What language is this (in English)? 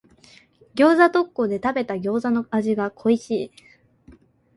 Japanese